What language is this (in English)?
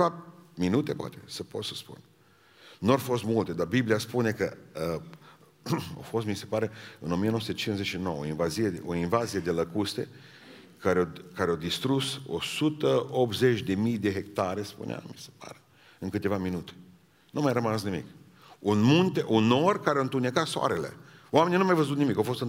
Romanian